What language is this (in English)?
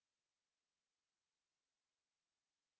Kazakh